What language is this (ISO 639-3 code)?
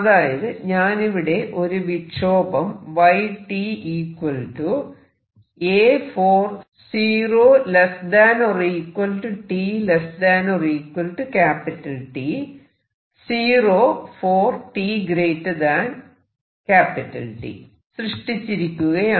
mal